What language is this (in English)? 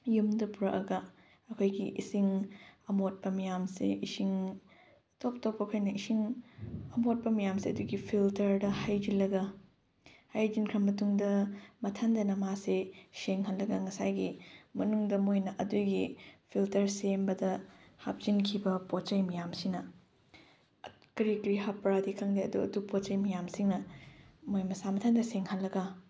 Manipuri